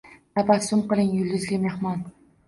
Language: Uzbek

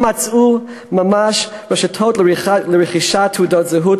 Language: Hebrew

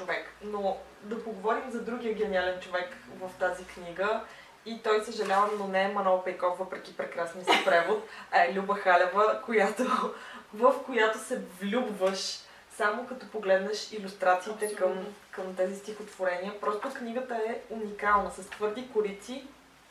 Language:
Bulgarian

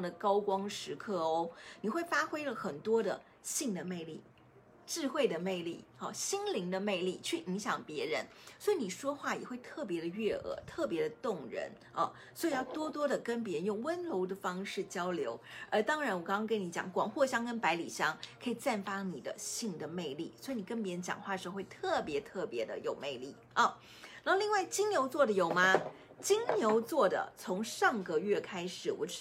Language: Chinese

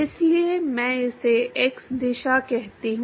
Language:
Hindi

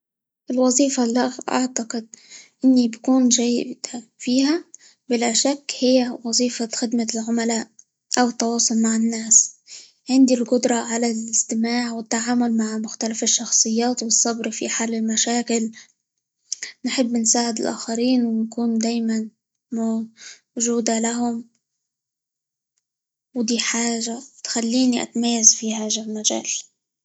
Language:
Libyan Arabic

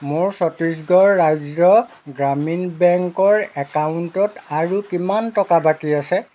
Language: Assamese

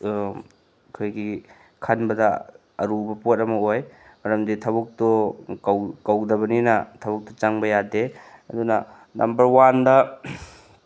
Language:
Manipuri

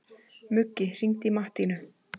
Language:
Icelandic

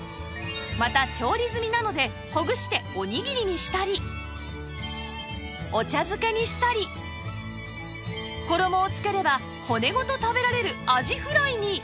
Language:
Japanese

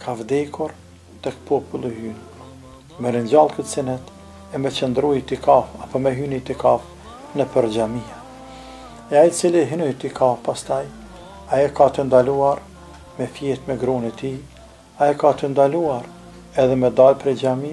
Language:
Arabic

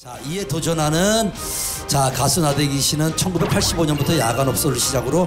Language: Korean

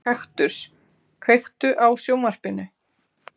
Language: Icelandic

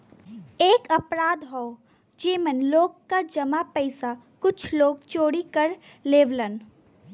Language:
Bhojpuri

